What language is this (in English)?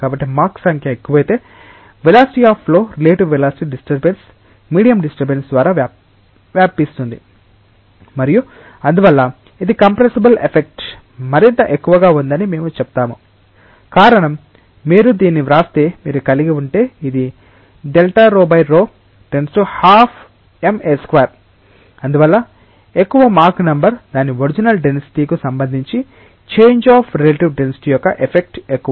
Telugu